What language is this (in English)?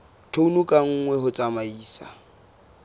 Southern Sotho